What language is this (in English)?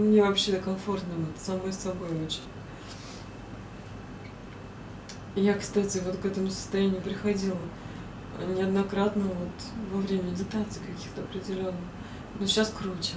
Russian